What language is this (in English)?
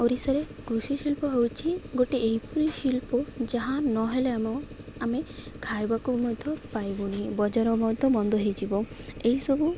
Odia